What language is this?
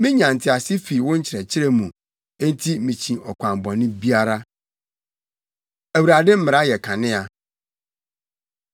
Akan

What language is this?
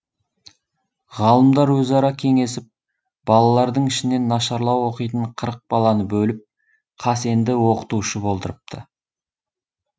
Kazakh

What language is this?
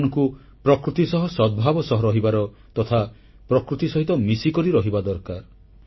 Odia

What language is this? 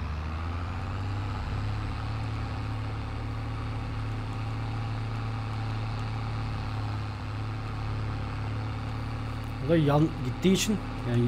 Turkish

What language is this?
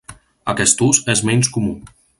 Catalan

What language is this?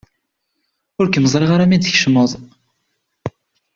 Kabyle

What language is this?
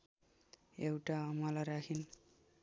Nepali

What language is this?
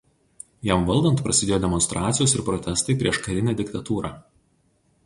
Lithuanian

